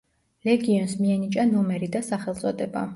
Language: Georgian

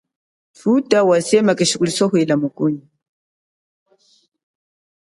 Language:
Chokwe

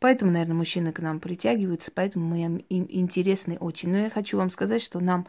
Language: Russian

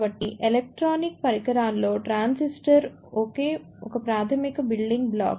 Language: Telugu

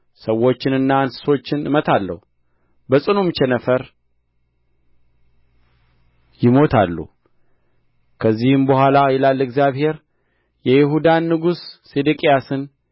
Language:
Amharic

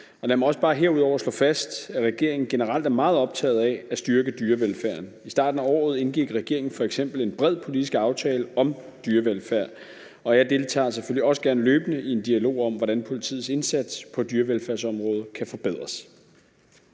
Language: Danish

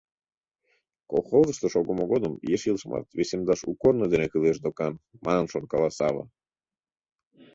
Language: Mari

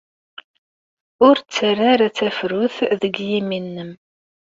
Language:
Kabyle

